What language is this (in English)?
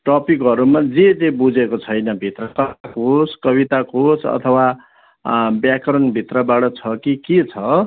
Nepali